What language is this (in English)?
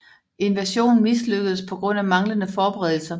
Danish